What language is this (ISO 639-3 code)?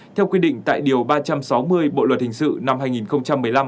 vie